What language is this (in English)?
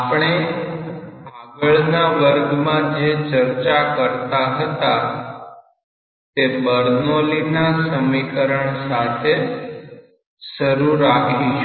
Gujarati